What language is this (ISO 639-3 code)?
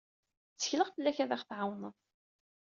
kab